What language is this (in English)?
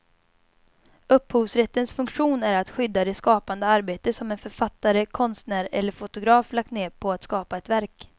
Swedish